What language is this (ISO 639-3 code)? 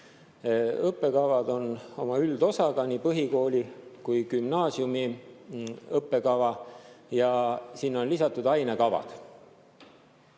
est